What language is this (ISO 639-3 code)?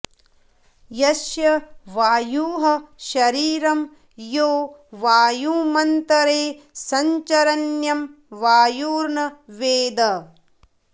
san